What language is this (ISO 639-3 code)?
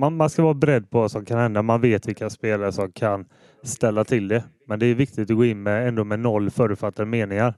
swe